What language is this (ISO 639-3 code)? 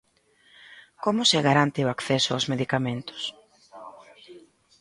glg